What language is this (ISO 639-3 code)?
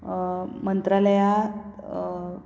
kok